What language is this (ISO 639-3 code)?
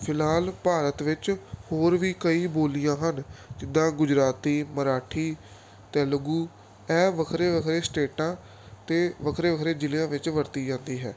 pan